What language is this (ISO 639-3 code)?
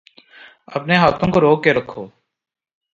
urd